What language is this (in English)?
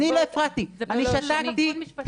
Hebrew